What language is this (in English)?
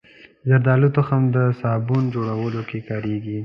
Pashto